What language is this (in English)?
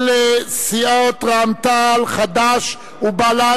Hebrew